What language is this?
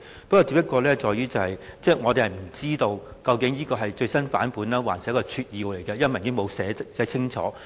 Cantonese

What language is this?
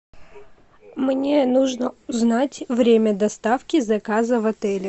Russian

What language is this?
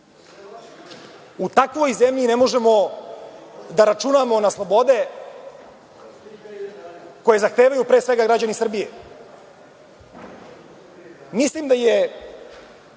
Serbian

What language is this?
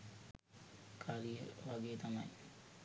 Sinhala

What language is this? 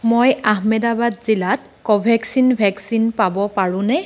Assamese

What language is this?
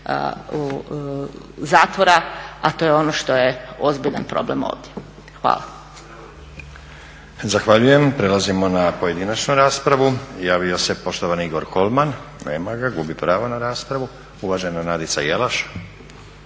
Croatian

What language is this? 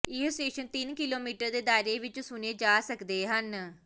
Punjabi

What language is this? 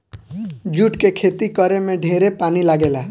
Bhojpuri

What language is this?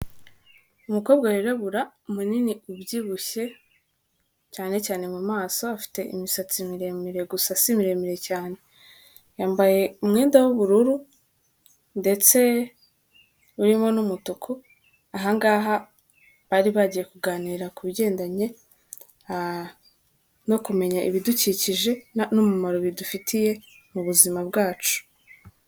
Kinyarwanda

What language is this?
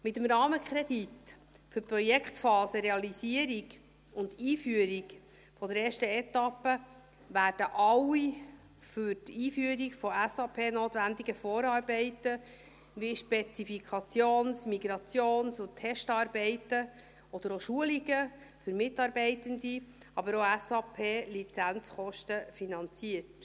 Swiss German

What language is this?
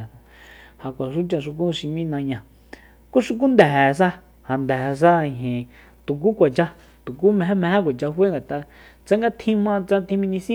Soyaltepec Mazatec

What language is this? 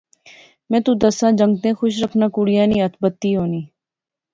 Pahari-Potwari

